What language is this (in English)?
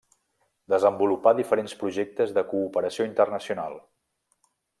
Catalan